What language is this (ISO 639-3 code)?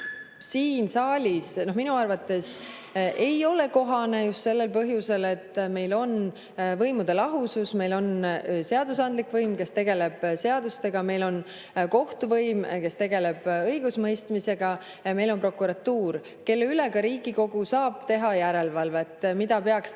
est